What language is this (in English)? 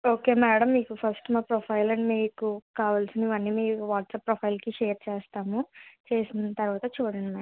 Telugu